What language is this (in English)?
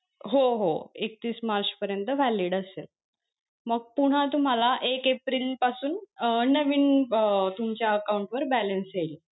Marathi